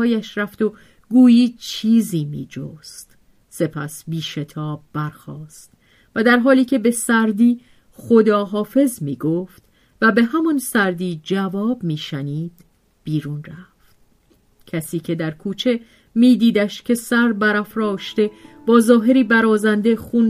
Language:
Persian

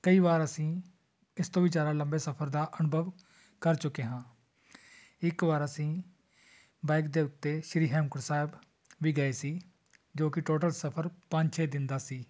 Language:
Punjabi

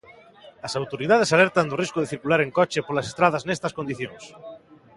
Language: Galician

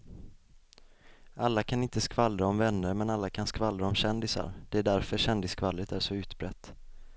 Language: Swedish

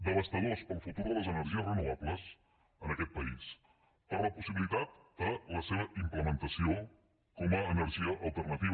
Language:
Catalan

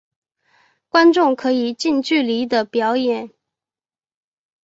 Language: Chinese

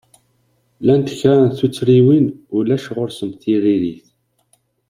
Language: Kabyle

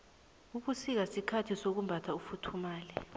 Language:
South Ndebele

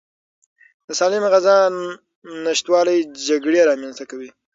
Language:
Pashto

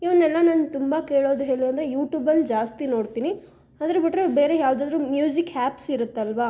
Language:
Kannada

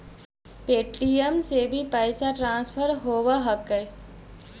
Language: Magahi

